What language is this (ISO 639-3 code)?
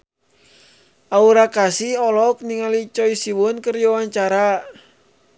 sun